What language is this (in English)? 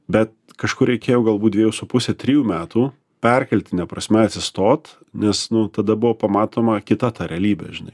Lithuanian